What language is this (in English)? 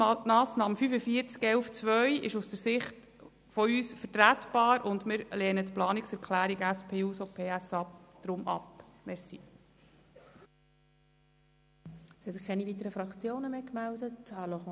Swiss German